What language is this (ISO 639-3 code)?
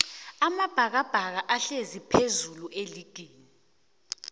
nbl